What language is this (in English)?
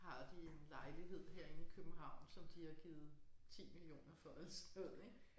Danish